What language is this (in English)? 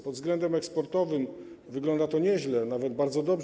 Polish